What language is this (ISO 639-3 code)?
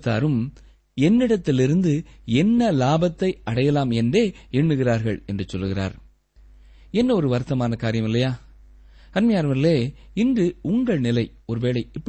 tam